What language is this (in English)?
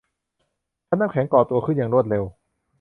Thai